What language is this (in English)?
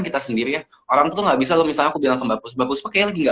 Indonesian